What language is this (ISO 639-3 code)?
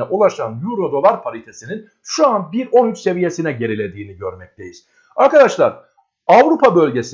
tur